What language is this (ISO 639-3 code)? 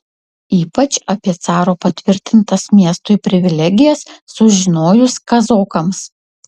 lit